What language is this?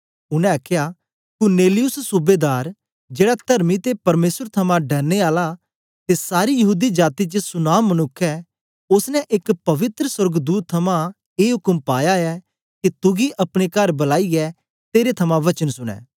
Dogri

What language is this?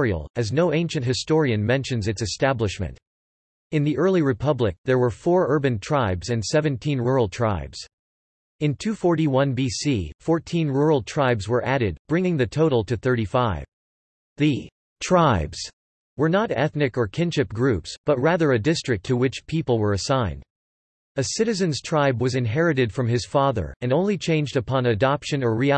English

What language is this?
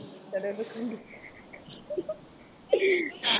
Tamil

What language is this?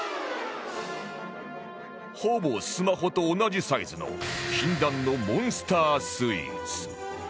Japanese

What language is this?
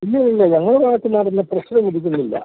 Malayalam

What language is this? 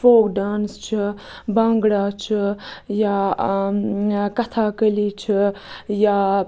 Kashmiri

